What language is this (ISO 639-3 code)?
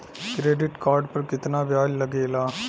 bho